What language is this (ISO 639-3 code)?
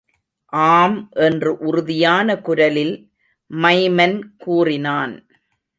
tam